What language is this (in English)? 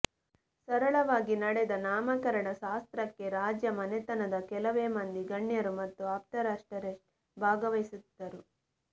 Kannada